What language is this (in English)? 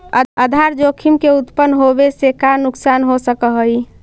Magahi